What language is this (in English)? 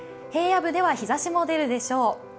Japanese